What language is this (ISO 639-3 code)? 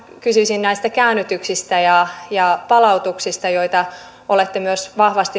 fin